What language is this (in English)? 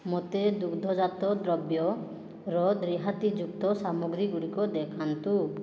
Odia